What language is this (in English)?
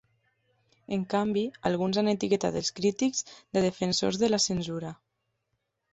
Catalan